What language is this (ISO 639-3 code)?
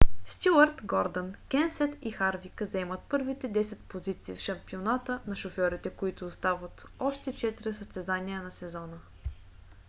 bul